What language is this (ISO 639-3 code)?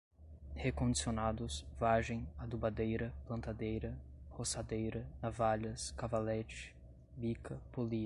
por